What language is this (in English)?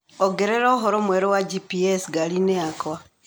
Kikuyu